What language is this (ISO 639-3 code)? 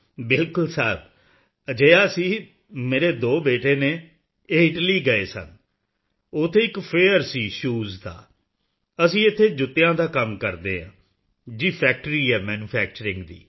pan